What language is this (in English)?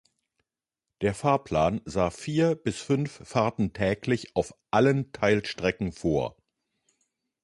German